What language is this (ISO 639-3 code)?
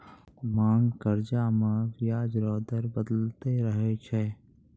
mai